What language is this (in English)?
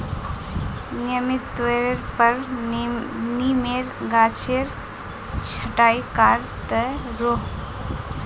Magahi